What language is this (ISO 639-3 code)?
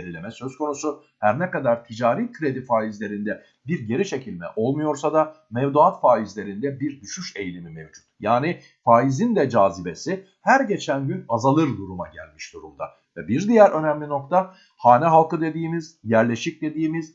tur